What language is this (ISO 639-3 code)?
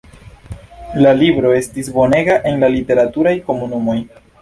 epo